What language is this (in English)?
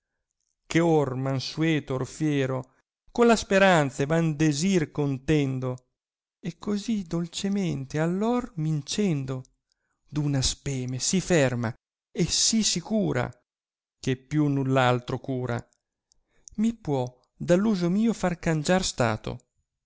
Italian